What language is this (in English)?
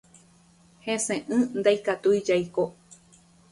Guarani